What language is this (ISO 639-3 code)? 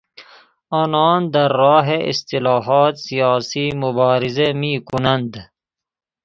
fas